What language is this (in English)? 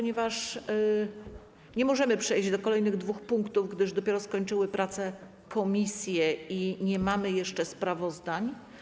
Polish